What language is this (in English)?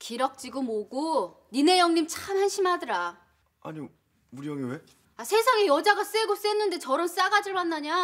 Korean